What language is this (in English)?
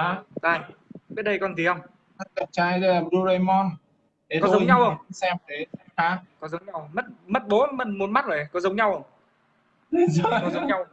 Vietnamese